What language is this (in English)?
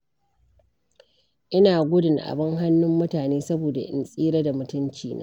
Hausa